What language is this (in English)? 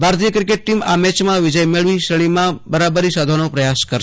Gujarati